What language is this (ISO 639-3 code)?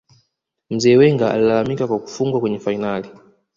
swa